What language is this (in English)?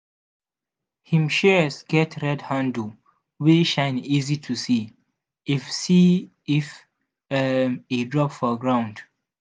Nigerian Pidgin